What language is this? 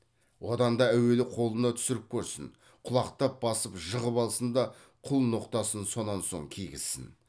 Kazakh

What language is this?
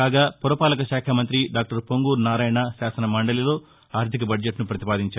Telugu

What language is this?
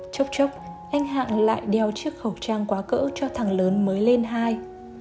Vietnamese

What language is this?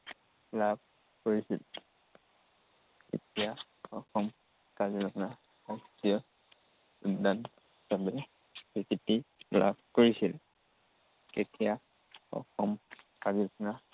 Assamese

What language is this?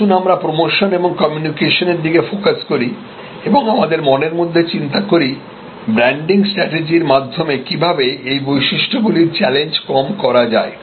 Bangla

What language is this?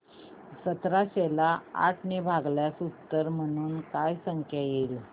Marathi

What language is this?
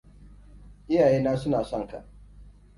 Hausa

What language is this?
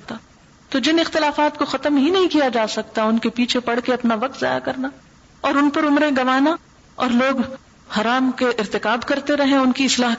Urdu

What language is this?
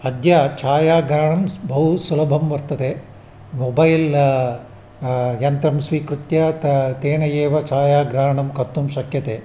Sanskrit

